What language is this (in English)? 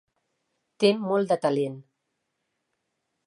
Catalan